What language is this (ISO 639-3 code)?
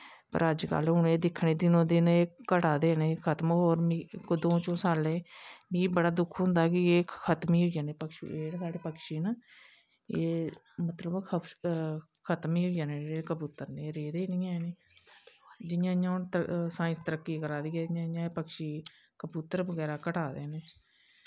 doi